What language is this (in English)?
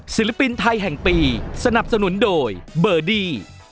Thai